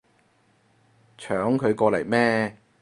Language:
Cantonese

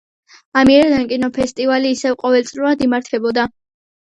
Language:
Georgian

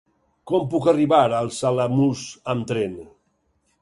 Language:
Catalan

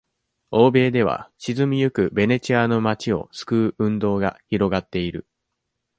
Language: Japanese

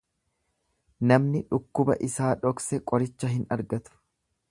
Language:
Oromo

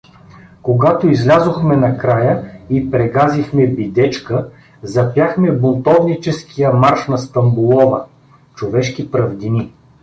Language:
Bulgarian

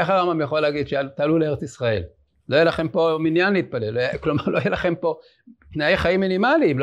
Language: Hebrew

